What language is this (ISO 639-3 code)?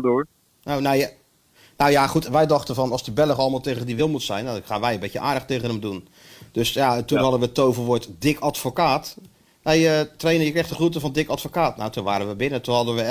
nld